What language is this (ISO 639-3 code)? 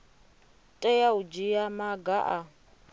ven